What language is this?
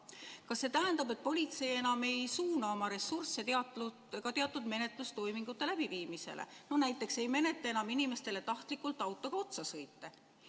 Estonian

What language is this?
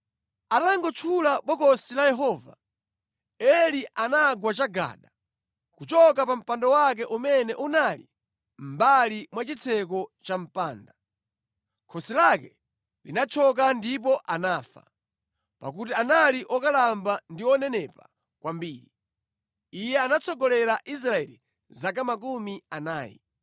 Nyanja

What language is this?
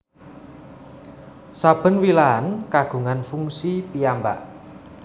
Javanese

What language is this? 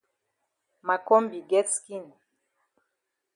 Cameroon Pidgin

